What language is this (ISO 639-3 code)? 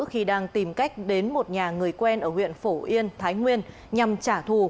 vie